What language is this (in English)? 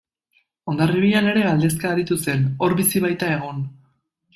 Basque